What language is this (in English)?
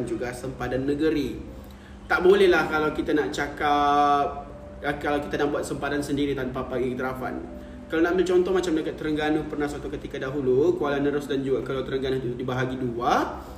Malay